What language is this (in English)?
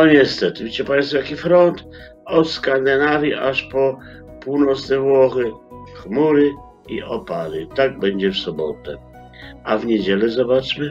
Polish